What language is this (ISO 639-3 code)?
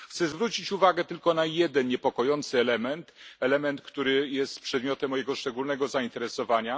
pol